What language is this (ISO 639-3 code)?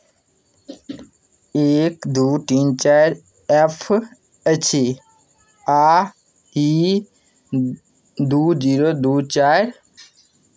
mai